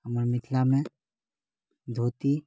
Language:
Maithili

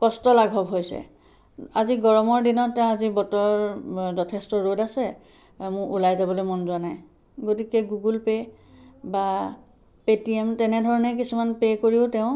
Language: Assamese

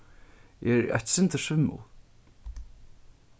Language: Faroese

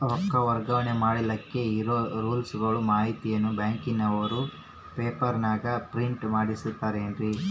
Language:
Kannada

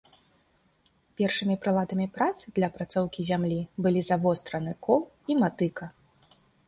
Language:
Belarusian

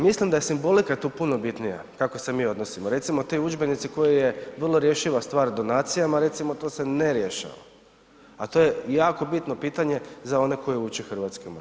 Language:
Croatian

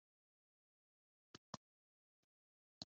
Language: Kinyarwanda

